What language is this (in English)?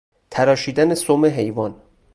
Persian